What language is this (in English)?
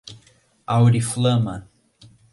Portuguese